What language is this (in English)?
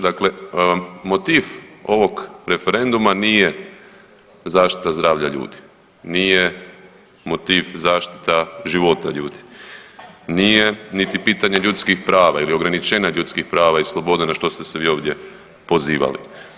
Croatian